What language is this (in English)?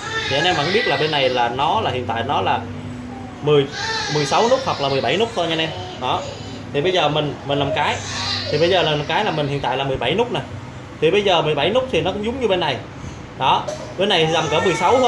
Vietnamese